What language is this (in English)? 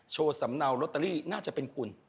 Thai